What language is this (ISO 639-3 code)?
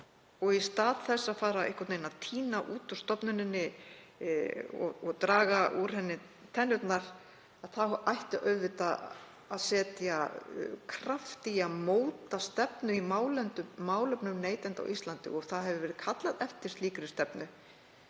isl